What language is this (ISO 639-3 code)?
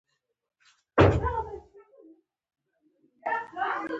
pus